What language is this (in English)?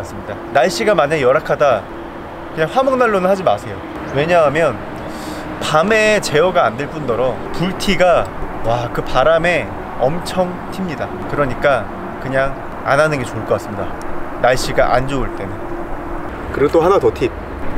Korean